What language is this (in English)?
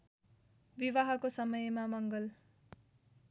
Nepali